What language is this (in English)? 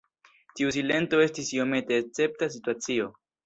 Esperanto